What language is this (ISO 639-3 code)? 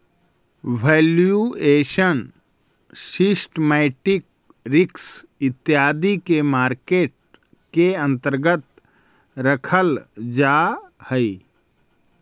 mag